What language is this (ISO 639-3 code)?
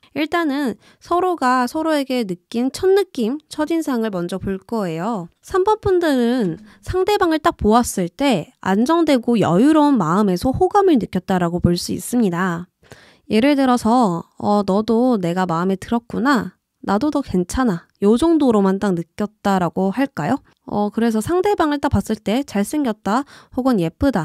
kor